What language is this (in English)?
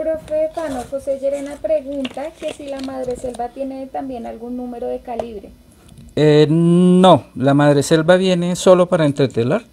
Spanish